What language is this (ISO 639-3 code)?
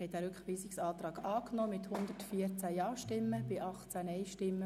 gsw